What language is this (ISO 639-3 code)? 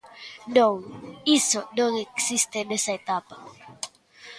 glg